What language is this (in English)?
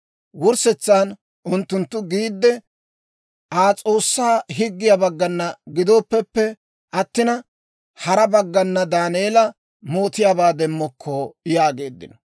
Dawro